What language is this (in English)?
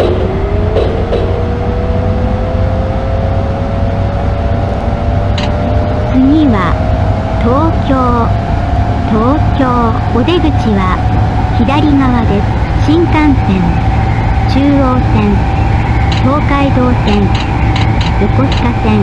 Japanese